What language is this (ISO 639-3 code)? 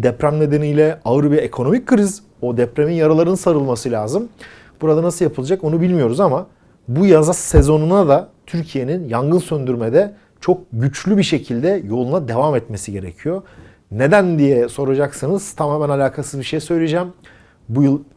tur